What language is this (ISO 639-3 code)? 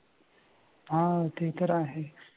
mar